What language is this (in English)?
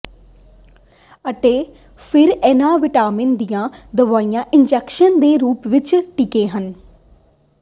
Punjabi